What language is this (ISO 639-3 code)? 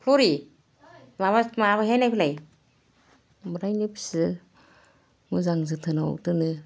brx